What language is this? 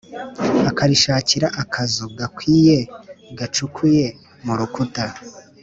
Kinyarwanda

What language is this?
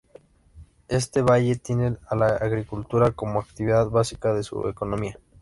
Spanish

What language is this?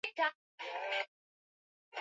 Swahili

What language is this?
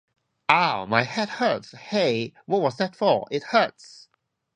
English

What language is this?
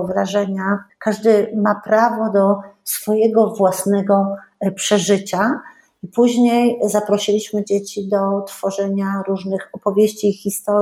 Polish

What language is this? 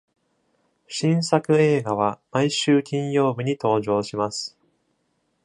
Japanese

